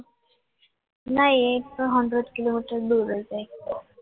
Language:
Gujarati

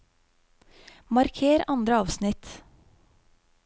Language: Norwegian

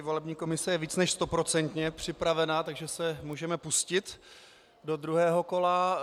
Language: Czech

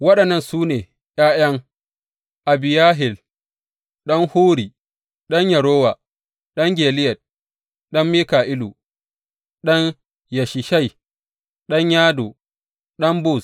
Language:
Hausa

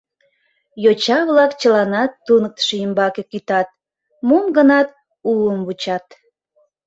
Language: Mari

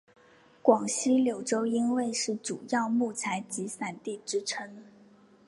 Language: Chinese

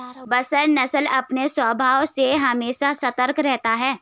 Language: Hindi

